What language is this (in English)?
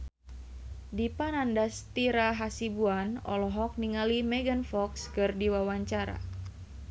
Sundanese